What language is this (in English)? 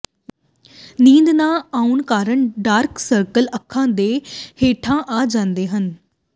Punjabi